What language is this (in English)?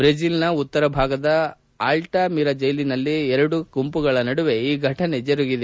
Kannada